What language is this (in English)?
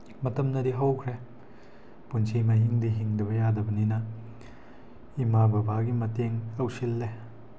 Manipuri